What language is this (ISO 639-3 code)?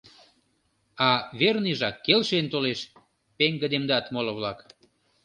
chm